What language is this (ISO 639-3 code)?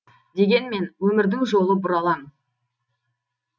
kaz